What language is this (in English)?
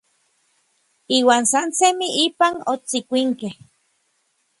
Orizaba Nahuatl